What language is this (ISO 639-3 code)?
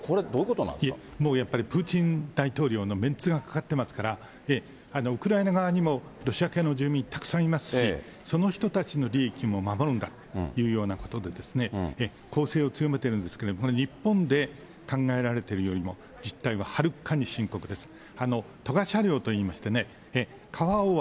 jpn